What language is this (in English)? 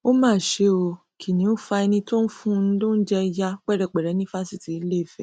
Yoruba